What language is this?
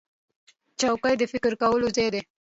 Pashto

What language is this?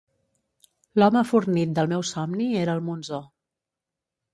Catalan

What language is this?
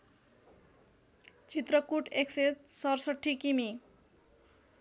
Nepali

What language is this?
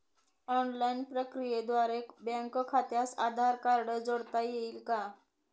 Marathi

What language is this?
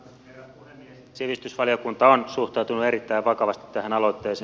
Finnish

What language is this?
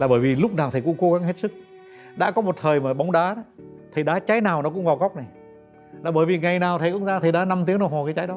Vietnamese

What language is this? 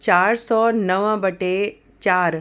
Sindhi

